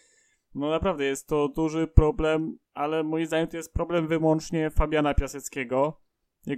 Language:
Polish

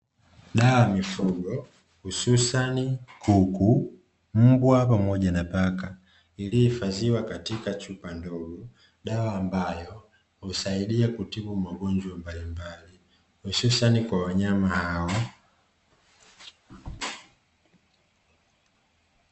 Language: Swahili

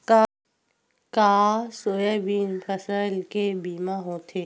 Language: Chhattisgarhi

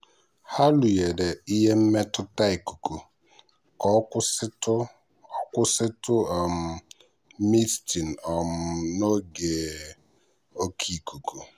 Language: Igbo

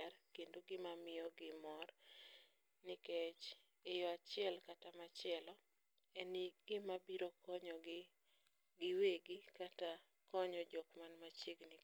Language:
Luo (Kenya and Tanzania)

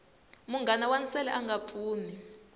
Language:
Tsonga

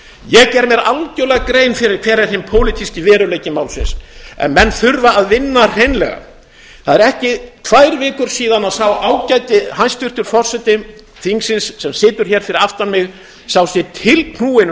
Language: Icelandic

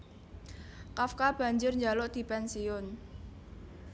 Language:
Javanese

